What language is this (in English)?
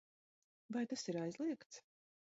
Latvian